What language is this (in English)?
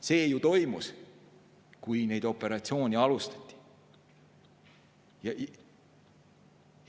Estonian